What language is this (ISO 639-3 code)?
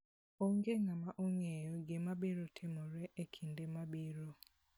luo